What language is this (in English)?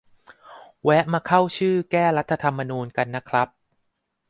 Thai